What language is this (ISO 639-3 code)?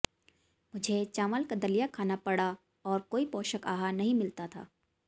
hin